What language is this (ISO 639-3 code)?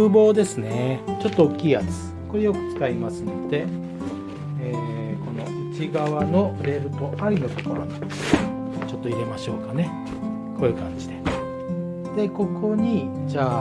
jpn